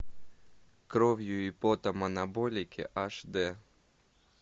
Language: Russian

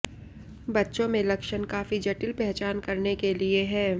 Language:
Hindi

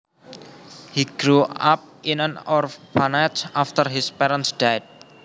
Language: Javanese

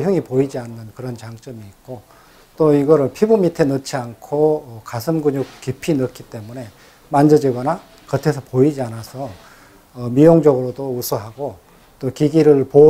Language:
Korean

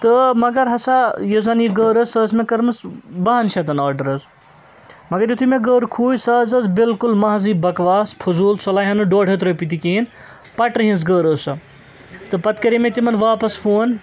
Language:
Kashmiri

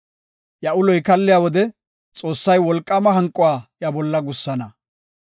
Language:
Gofa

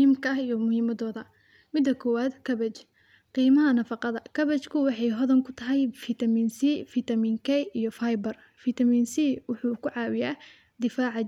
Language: Somali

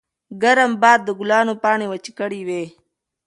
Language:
Pashto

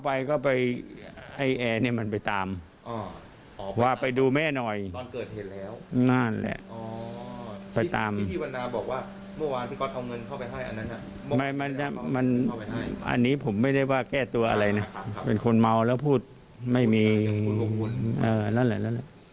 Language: Thai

